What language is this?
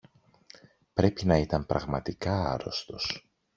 Greek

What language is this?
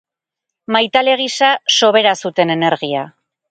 Basque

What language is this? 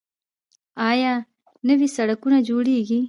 Pashto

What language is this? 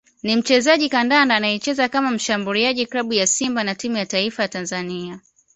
Swahili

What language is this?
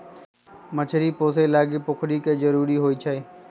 Magahi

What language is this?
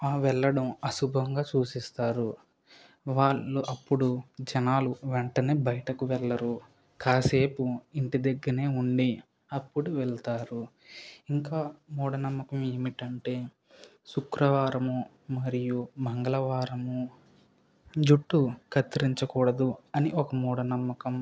Telugu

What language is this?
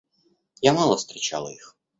Russian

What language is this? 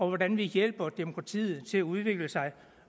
Danish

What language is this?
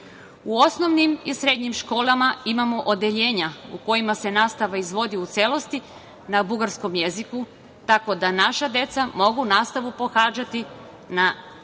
Serbian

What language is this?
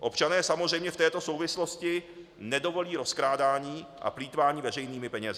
Czech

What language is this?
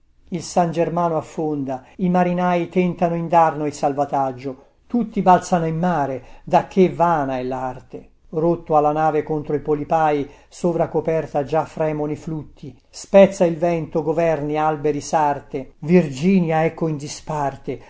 Italian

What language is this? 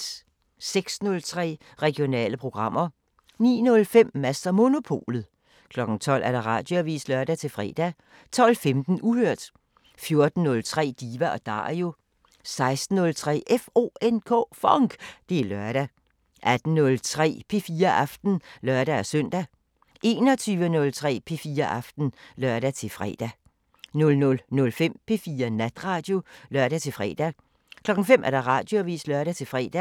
Danish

